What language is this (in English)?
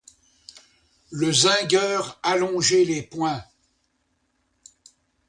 French